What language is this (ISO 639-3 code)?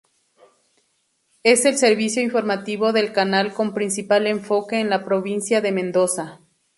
spa